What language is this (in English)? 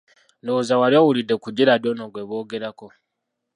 Ganda